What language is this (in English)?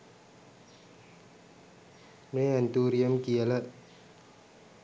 Sinhala